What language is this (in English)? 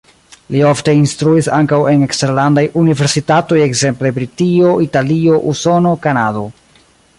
Esperanto